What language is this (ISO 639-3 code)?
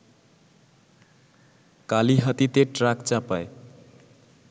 ben